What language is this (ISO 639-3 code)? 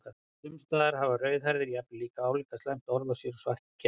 isl